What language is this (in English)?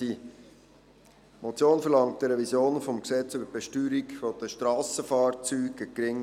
Swiss German